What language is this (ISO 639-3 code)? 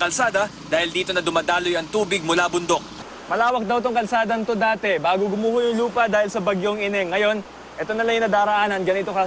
fil